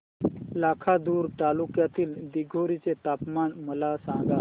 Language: Marathi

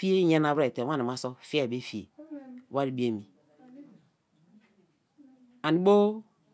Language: Kalabari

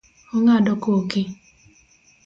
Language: Luo (Kenya and Tanzania)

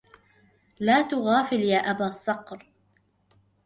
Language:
Arabic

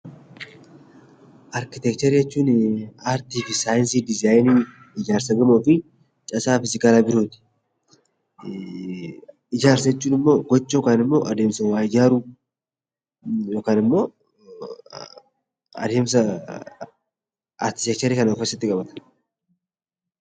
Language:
Oromo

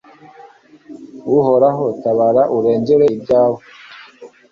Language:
Kinyarwanda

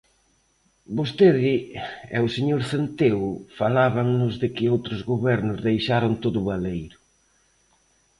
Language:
Galician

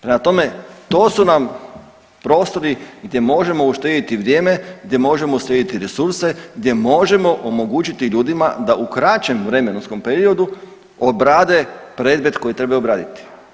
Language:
Croatian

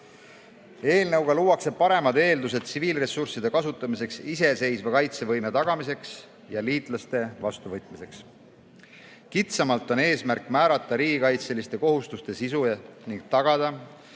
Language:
Estonian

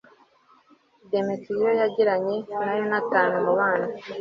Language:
Kinyarwanda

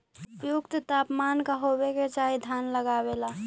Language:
Magahi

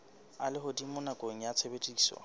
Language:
Southern Sotho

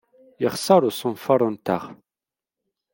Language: Kabyle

